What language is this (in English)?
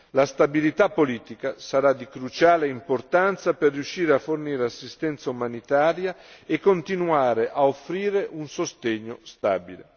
Italian